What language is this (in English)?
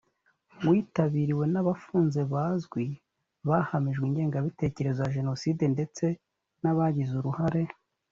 Kinyarwanda